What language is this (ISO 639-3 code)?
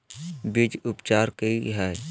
mag